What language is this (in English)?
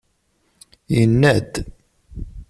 Kabyle